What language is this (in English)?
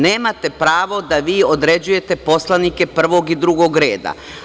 Serbian